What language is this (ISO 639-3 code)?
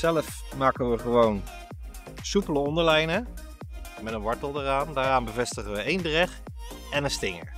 nld